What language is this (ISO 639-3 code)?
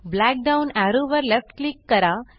mar